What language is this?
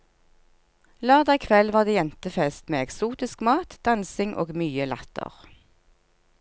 Norwegian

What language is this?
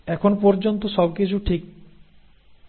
Bangla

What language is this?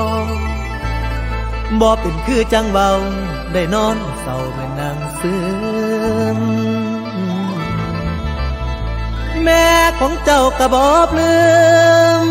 Thai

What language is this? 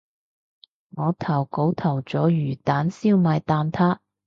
Cantonese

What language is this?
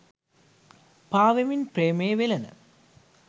Sinhala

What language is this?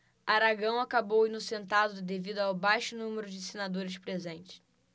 Portuguese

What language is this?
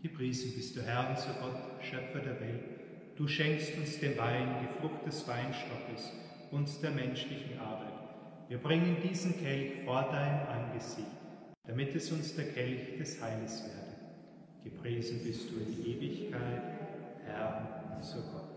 German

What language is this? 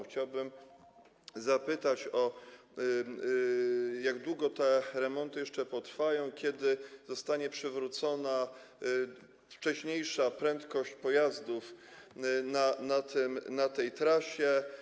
Polish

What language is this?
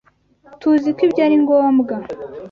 Kinyarwanda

